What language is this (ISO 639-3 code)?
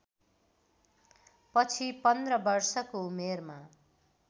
nep